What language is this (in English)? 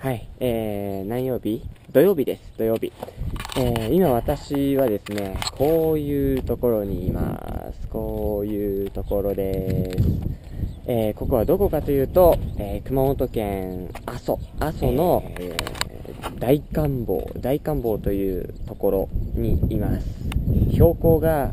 Japanese